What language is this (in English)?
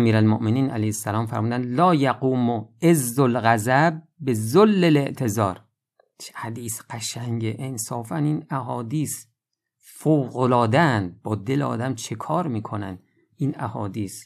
Persian